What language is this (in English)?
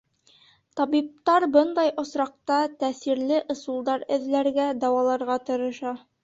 Bashkir